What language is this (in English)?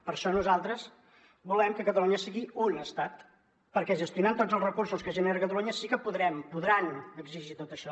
Catalan